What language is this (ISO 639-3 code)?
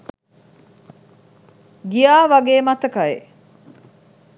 sin